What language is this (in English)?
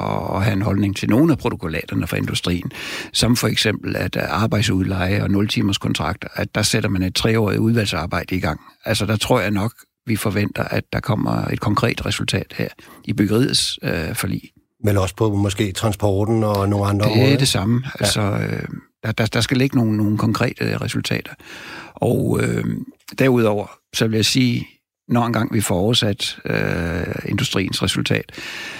Danish